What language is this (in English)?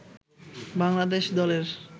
Bangla